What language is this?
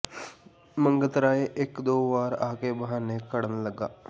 Punjabi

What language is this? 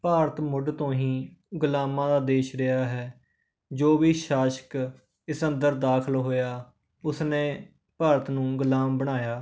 Punjabi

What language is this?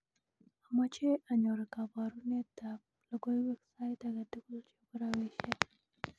Kalenjin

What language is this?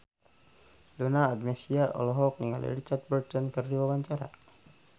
Sundanese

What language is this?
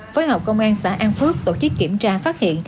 Vietnamese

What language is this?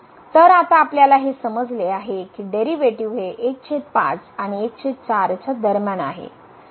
Marathi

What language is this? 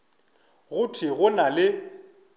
Northern Sotho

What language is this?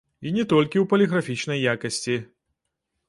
Belarusian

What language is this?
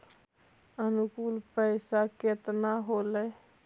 Magahi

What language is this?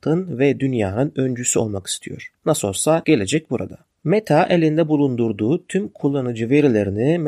Turkish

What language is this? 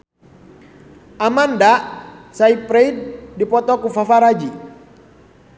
Sundanese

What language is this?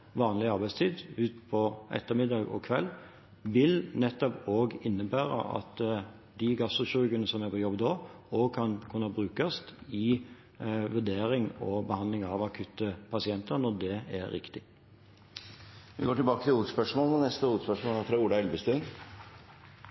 Norwegian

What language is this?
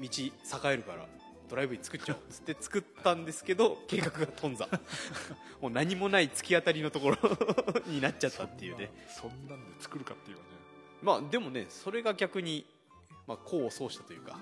Japanese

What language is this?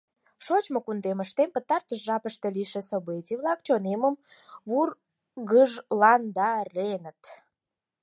Mari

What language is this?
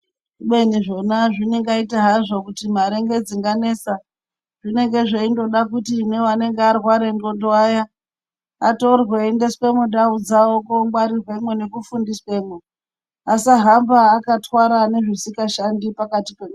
Ndau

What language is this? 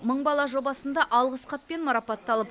Kazakh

